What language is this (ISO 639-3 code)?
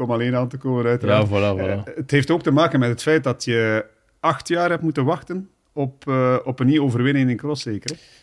nld